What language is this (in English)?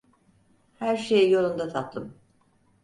Turkish